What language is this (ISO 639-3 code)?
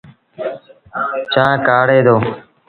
sbn